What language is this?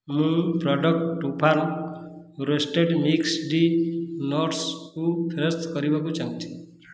Odia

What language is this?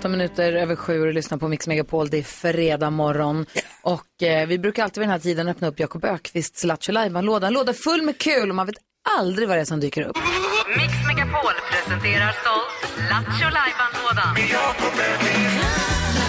Swedish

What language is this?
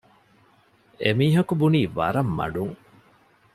Divehi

